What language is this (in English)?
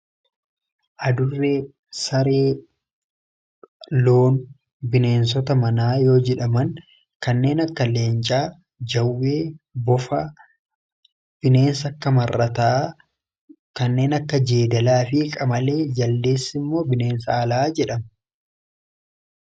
Oromo